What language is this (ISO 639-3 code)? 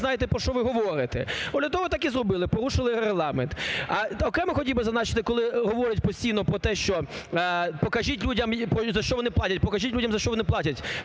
ukr